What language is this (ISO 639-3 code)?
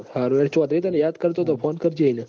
guj